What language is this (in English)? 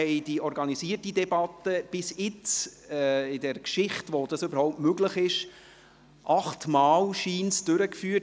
Swiss German